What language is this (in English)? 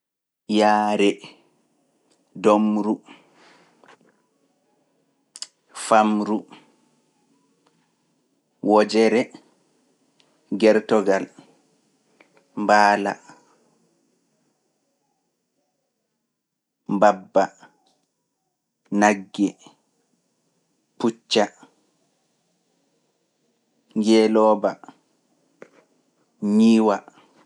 Fula